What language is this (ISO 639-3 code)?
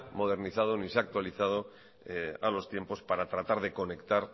spa